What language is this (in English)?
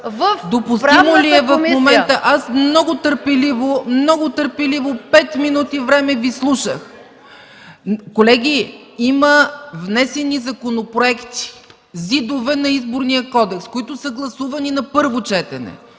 Bulgarian